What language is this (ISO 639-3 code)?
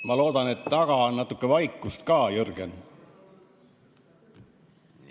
est